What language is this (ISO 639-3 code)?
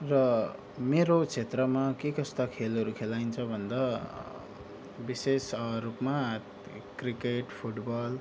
nep